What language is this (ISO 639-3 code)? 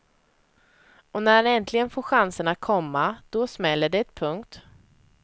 swe